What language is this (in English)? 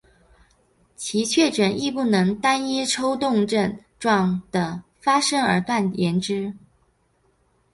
Chinese